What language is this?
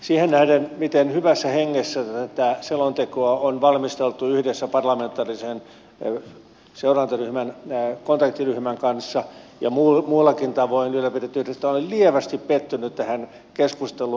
Finnish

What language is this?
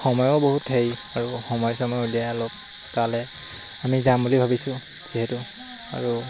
Assamese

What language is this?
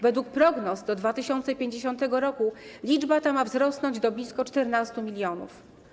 Polish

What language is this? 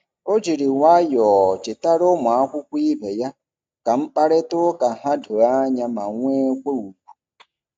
Igbo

